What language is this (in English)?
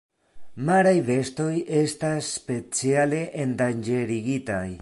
Esperanto